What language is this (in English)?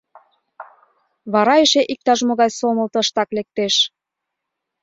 Mari